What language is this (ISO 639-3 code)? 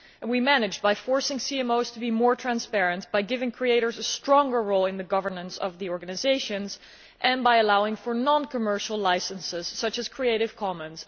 eng